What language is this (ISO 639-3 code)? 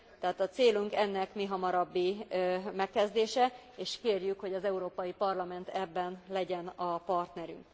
hun